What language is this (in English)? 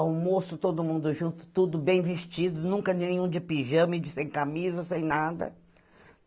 Portuguese